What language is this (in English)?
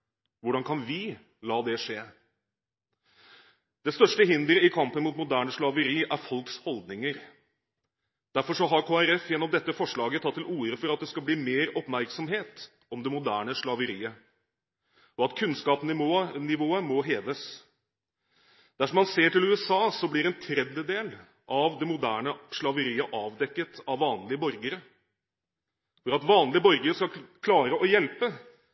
Norwegian Bokmål